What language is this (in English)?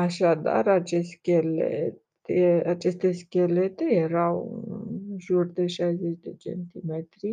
Romanian